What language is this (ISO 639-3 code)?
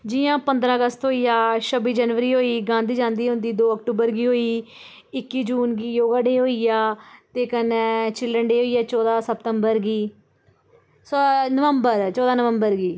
doi